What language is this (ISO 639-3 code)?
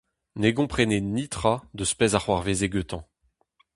bre